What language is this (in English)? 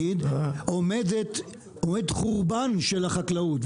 Hebrew